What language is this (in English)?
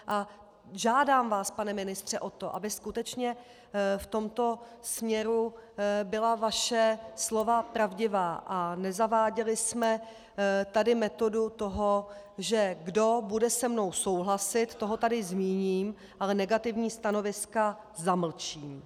Czech